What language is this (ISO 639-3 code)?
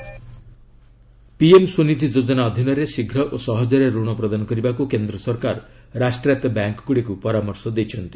ori